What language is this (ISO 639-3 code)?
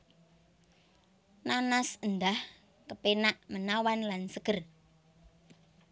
jav